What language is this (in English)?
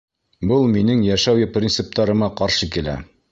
Bashkir